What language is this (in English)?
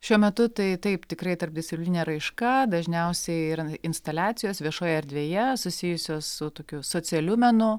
Lithuanian